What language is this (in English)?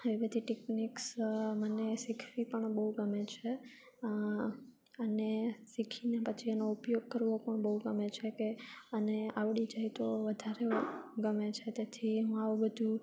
Gujarati